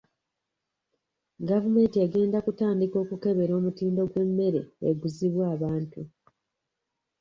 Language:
Ganda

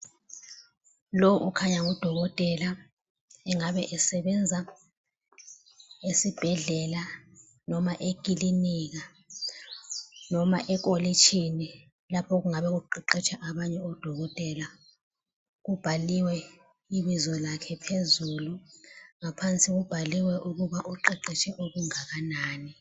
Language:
North Ndebele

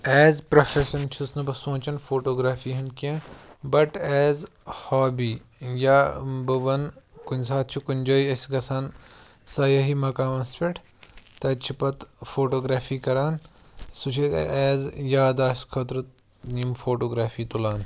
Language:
Kashmiri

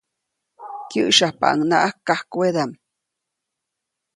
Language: Copainalá Zoque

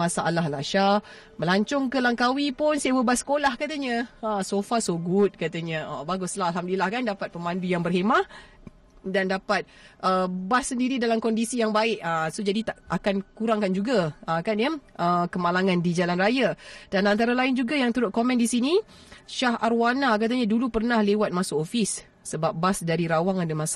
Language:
Malay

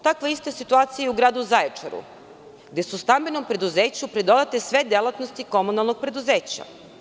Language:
Serbian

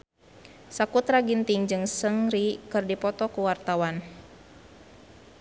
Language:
Sundanese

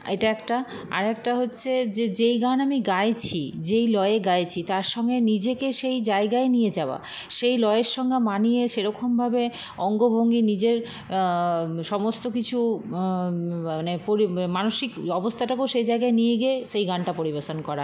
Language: Bangla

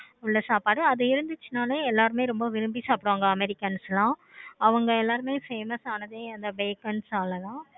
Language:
Tamil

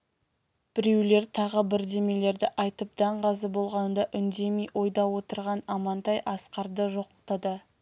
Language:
Kazakh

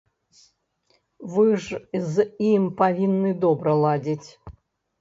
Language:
Belarusian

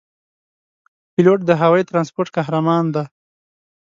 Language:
Pashto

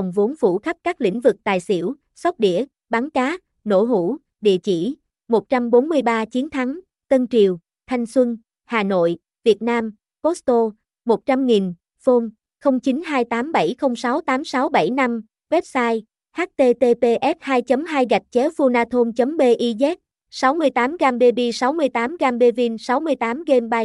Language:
Vietnamese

